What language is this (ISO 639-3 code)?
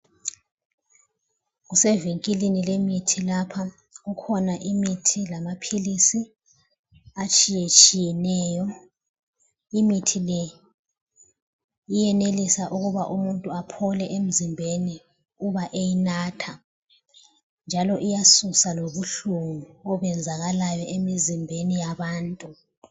nde